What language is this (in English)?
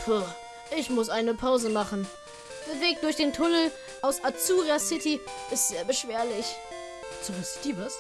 German